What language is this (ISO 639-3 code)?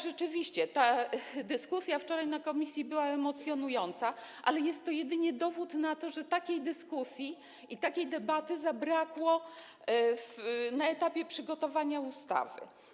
pol